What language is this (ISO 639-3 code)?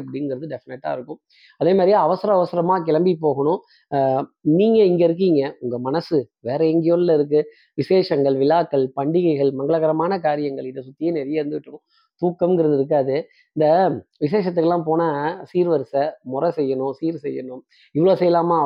tam